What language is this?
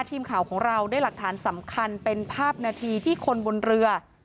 Thai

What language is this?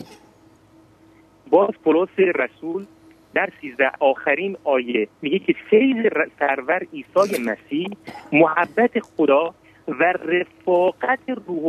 Persian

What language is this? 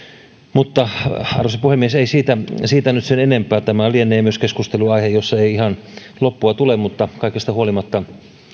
Finnish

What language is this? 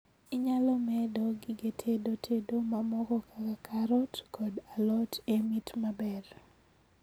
Luo (Kenya and Tanzania)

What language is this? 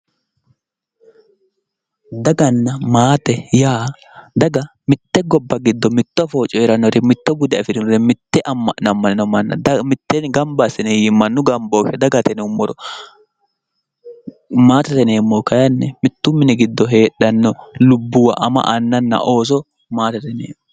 Sidamo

